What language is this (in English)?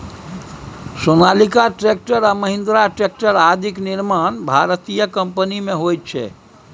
Maithili